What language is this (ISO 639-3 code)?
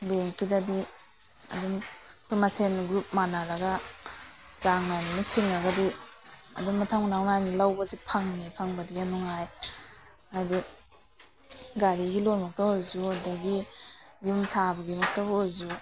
mni